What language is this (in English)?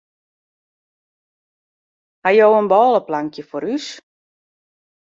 Western Frisian